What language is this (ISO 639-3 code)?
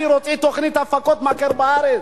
heb